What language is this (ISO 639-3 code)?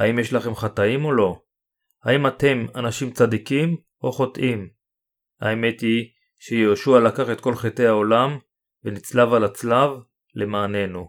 heb